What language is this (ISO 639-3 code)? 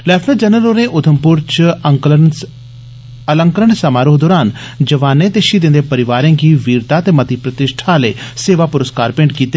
doi